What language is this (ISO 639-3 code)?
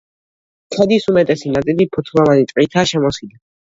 kat